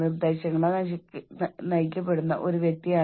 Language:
Malayalam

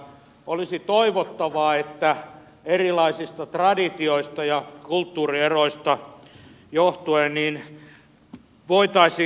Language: Finnish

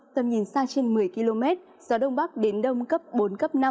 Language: Vietnamese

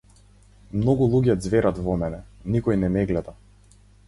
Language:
Macedonian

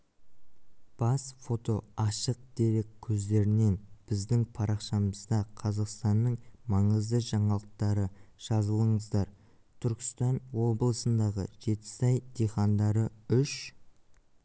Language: Kazakh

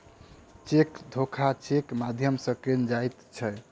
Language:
Maithili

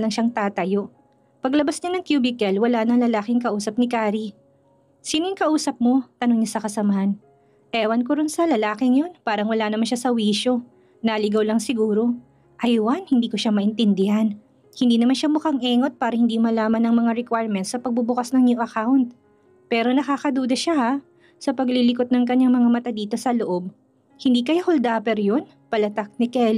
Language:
Filipino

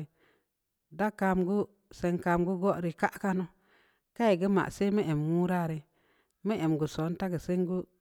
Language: Samba Leko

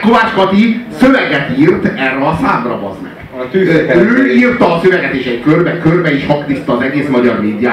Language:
Hungarian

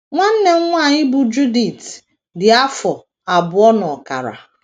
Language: Igbo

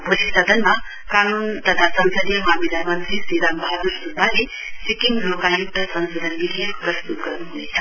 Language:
Nepali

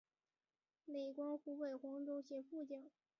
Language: Chinese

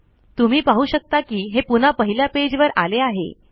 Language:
Marathi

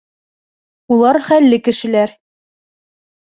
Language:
Bashkir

